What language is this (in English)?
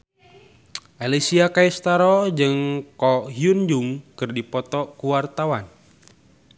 Sundanese